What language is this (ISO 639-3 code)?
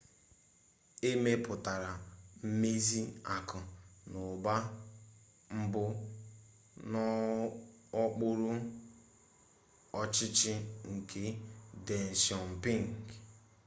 ibo